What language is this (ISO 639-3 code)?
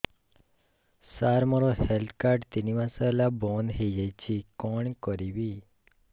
ori